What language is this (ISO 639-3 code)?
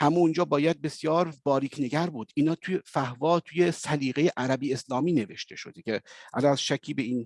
fas